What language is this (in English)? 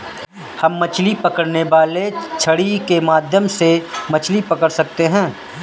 Hindi